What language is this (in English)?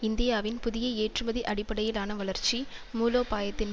Tamil